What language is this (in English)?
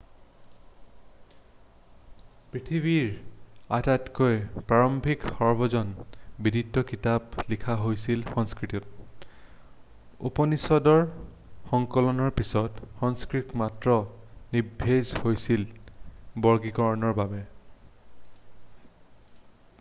Assamese